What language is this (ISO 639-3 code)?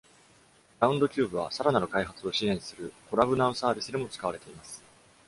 jpn